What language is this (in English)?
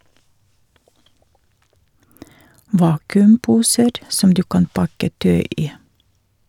Norwegian